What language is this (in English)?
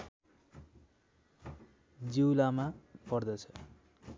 Nepali